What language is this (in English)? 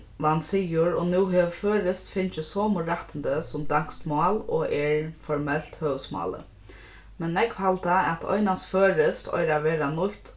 Faroese